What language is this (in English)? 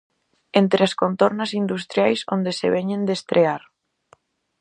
Galician